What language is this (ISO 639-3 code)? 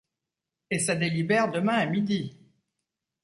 fra